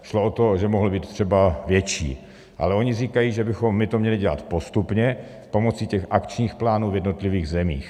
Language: Czech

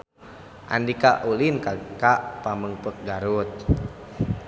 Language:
Sundanese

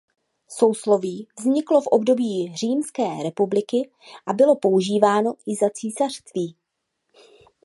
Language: Czech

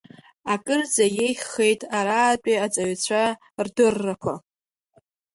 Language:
Abkhazian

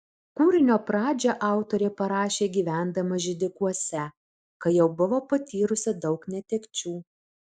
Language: Lithuanian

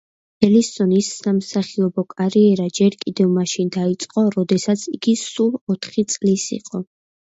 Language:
Georgian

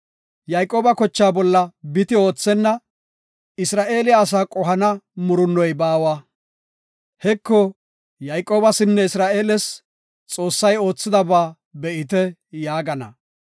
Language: Gofa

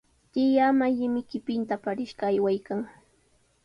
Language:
Sihuas Ancash Quechua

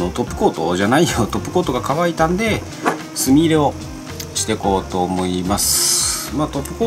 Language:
Japanese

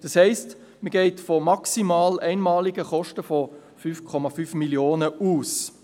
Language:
Swiss German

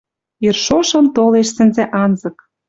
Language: Western Mari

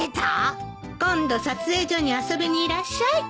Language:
Japanese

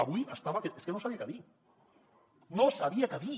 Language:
Catalan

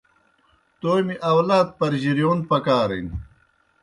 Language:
Kohistani Shina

